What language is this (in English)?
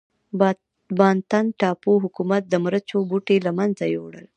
Pashto